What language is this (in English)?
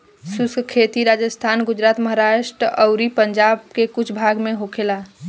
Bhojpuri